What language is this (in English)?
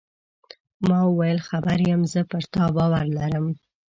Pashto